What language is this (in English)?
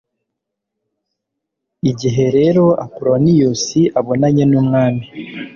Kinyarwanda